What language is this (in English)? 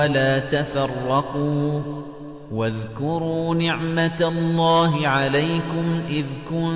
Arabic